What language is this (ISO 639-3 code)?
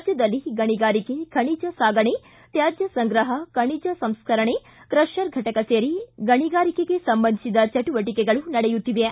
kan